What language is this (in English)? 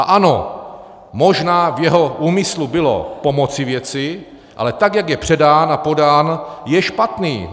Czech